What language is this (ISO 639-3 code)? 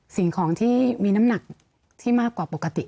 tha